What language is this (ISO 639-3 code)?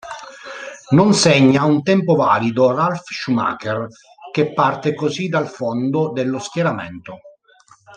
ita